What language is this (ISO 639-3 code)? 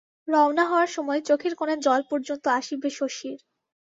ben